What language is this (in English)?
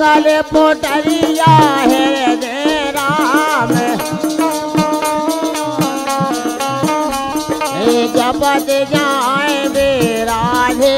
Hindi